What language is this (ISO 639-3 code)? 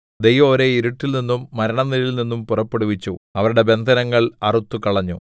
mal